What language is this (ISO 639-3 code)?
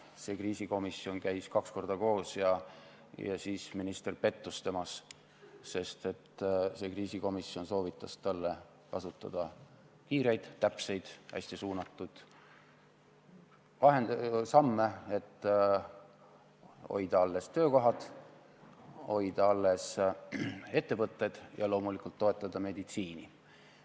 est